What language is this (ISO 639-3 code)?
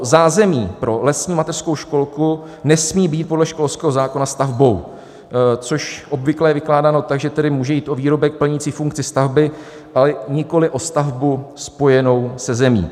ces